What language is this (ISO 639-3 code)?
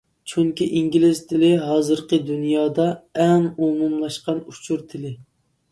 uig